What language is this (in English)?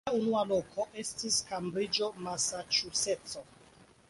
Esperanto